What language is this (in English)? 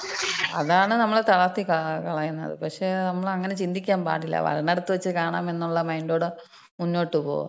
Malayalam